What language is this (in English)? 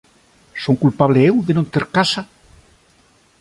Galician